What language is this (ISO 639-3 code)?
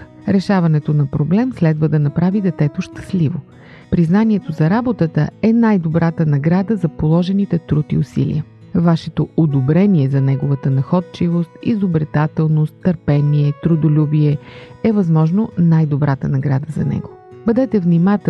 bul